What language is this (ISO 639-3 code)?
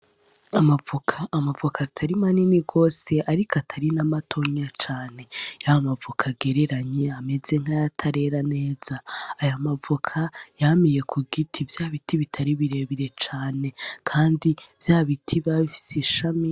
run